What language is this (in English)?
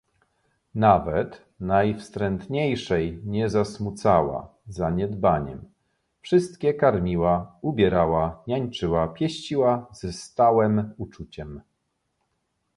Polish